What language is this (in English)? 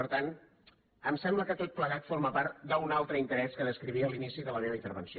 Catalan